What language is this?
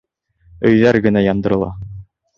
Bashkir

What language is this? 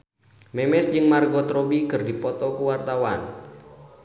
Sundanese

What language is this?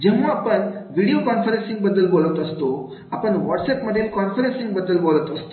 Marathi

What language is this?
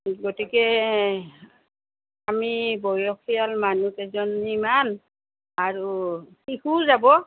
Assamese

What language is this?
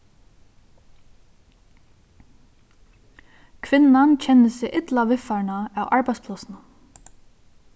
Faroese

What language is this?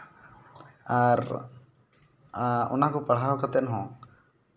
Santali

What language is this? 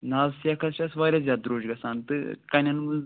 Kashmiri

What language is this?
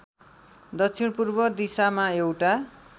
Nepali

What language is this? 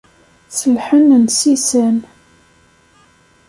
Kabyle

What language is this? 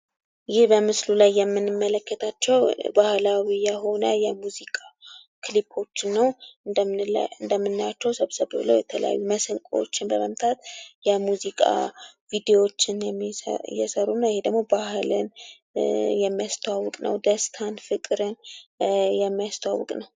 Amharic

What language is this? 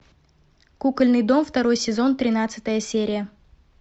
Russian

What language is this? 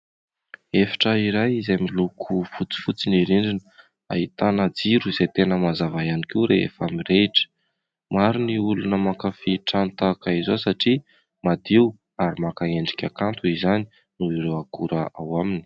Malagasy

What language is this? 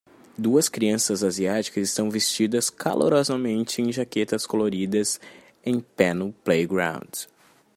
Portuguese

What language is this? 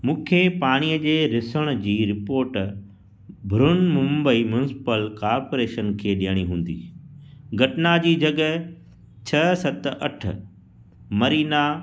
Sindhi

